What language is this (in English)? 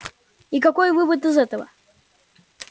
Russian